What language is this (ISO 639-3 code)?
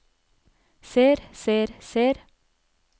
nor